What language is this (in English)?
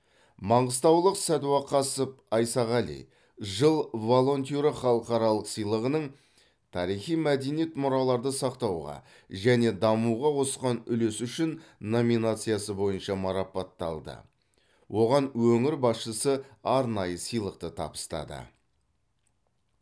Kazakh